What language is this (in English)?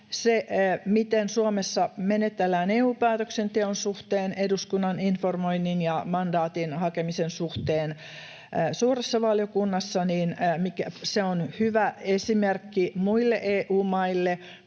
Finnish